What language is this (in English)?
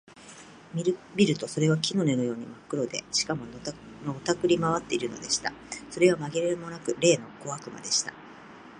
Japanese